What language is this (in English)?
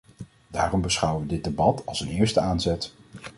Dutch